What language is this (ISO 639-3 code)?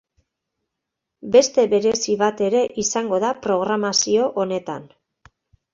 eus